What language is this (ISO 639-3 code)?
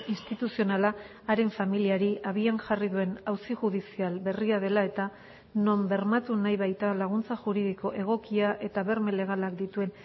eus